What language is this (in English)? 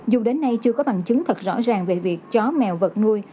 Vietnamese